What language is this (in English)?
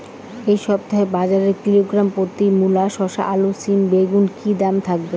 Bangla